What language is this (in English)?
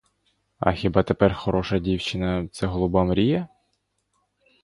Ukrainian